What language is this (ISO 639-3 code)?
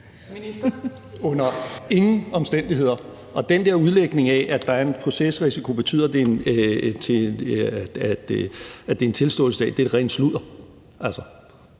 dan